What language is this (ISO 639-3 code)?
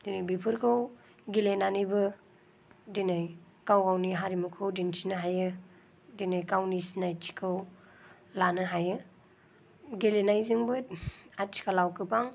brx